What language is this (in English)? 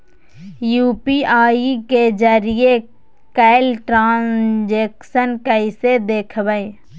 Magahi